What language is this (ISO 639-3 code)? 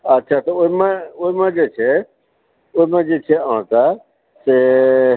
mai